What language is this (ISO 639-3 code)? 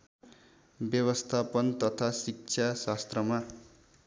nep